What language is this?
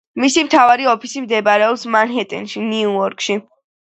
Georgian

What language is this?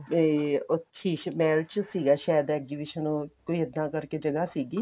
Punjabi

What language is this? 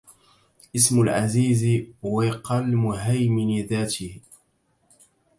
Arabic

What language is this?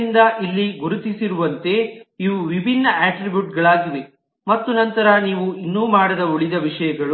Kannada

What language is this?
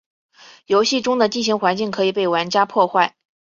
Chinese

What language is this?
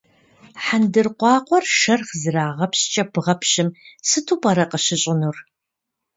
Kabardian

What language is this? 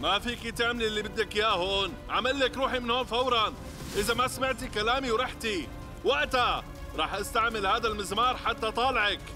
Arabic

